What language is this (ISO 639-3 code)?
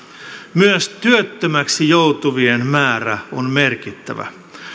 fin